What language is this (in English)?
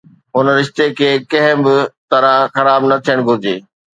Sindhi